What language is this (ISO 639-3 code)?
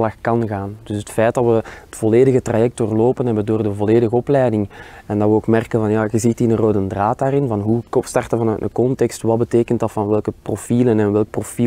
nld